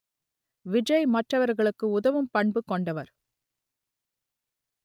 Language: Tamil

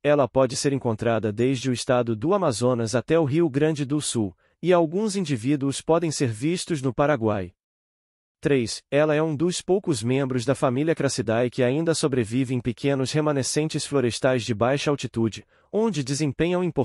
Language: Portuguese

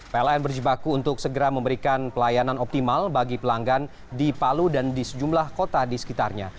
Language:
Indonesian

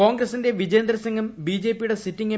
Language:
Malayalam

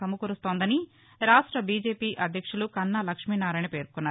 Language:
Telugu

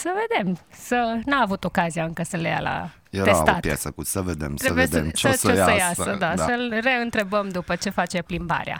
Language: Romanian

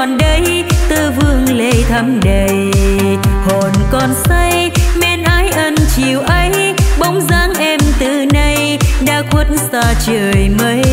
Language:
Vietnamese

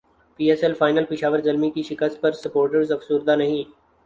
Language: Urdu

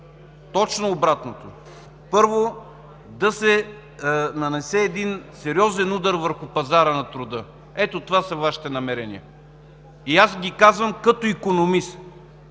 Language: Bulgarian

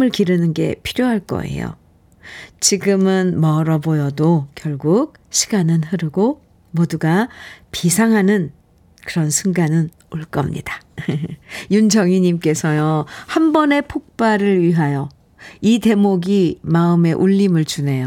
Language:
Korean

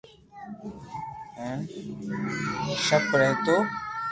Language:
Loarki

